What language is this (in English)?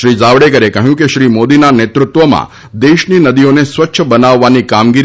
Gujarati